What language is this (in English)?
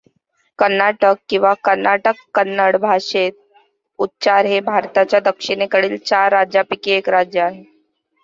Marathi